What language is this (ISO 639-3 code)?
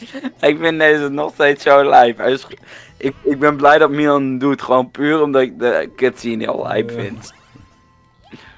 nld